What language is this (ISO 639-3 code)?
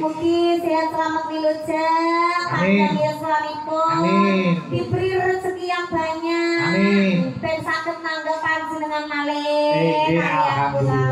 ind